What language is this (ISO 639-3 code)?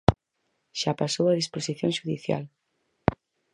glg